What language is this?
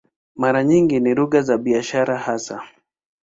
Swahili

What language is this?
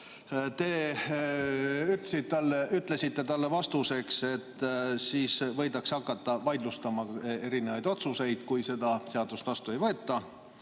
Estonian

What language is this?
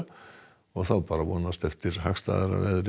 Icelandic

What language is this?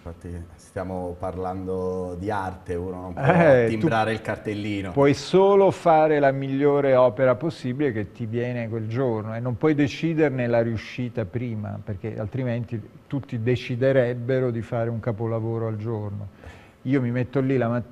Italian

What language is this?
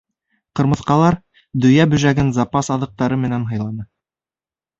Bashkir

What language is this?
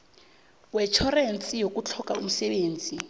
South Ndebele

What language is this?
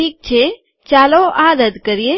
Gujarati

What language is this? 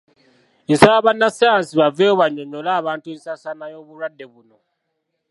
Ganda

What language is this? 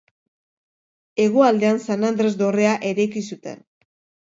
Basque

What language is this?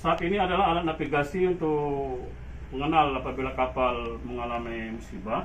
Indonesian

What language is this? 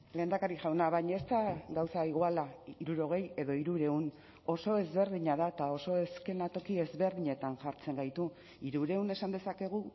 Basque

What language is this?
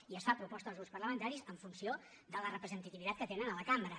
Catalan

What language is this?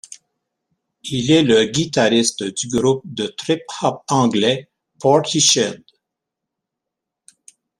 French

